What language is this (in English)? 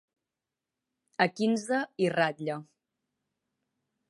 Catalan